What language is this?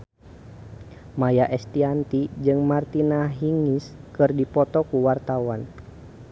Sundanese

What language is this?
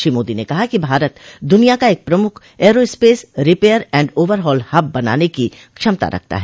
Hindi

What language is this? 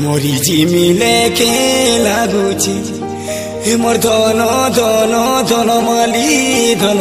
Hindi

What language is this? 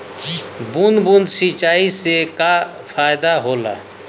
Bhojpuri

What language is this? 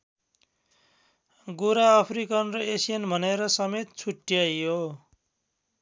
Nepali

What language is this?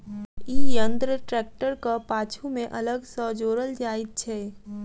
Maithili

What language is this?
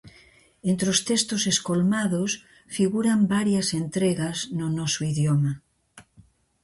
Galician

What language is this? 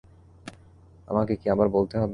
Bangla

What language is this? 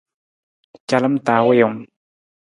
Nawdm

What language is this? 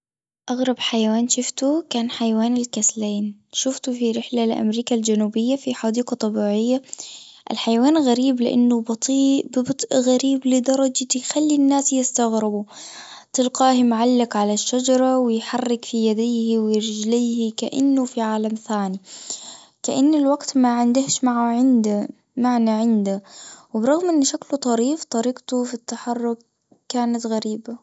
Tunisian Arabic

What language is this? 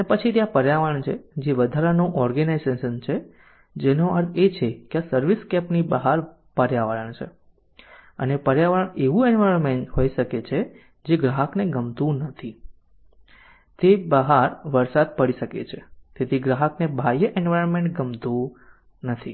Gujarati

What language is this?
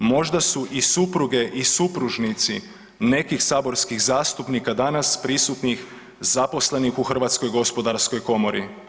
Croatian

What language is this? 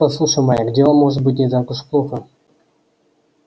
Russian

